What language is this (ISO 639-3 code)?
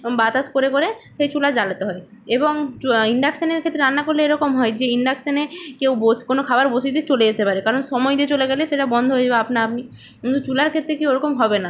ben